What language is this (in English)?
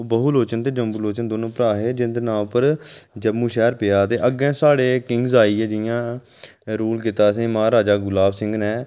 Dogri